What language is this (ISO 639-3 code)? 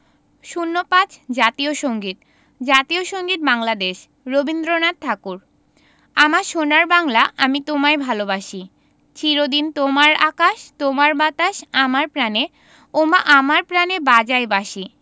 ben